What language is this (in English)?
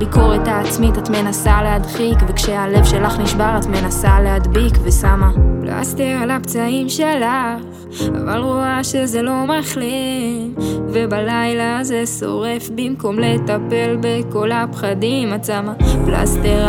Hebrew